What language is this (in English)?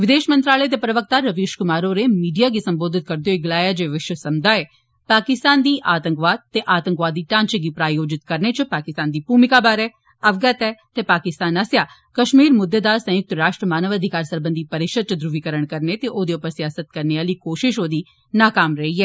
Dogri